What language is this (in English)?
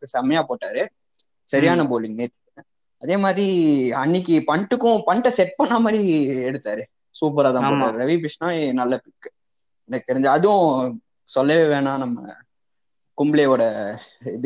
Tamil